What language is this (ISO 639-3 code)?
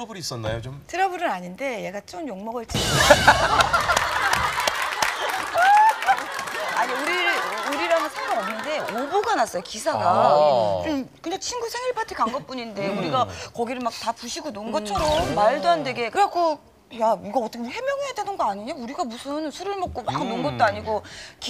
kor